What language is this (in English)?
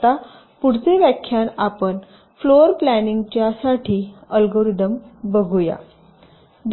Marathi